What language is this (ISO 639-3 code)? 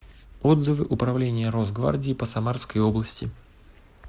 rus